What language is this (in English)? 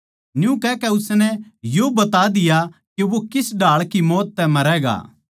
Haryanvi